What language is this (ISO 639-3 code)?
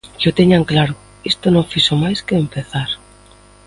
glg